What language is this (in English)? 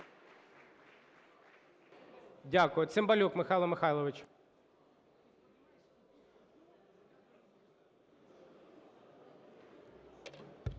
Ukrainian